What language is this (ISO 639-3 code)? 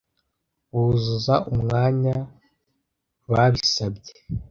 kin